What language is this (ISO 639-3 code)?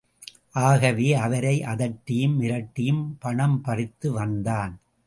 tam